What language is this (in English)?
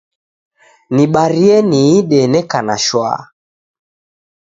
Taita